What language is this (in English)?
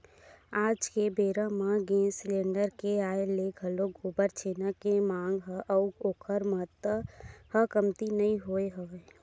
Chhattisgarhi